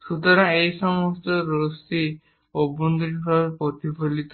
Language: Bangla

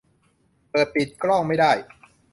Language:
Thai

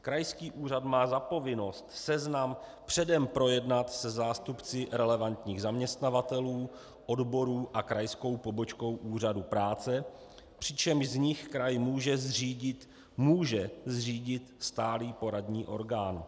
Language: Czech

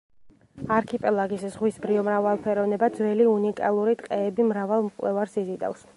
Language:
Georgian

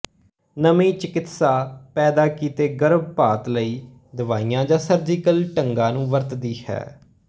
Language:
Punjabi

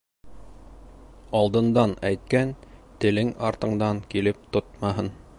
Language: Bashkir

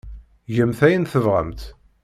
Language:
Kabyle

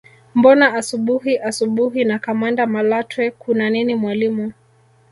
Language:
Swahili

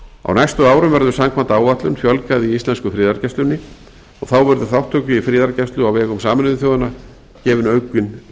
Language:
Icelandic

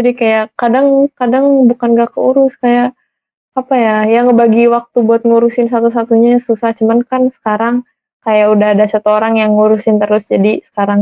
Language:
Indonesian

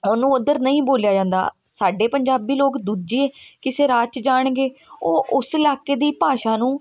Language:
Punjabi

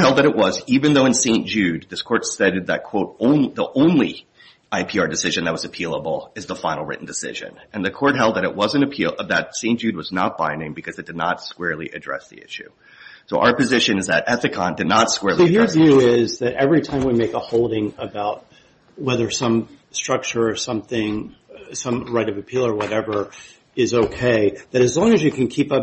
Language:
English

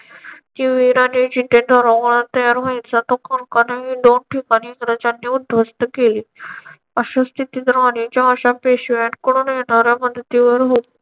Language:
Marathi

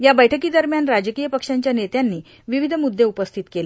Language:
Marathi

